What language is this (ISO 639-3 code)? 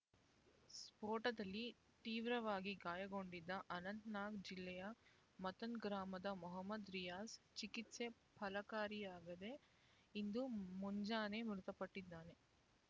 kan